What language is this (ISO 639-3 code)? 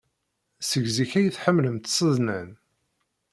kab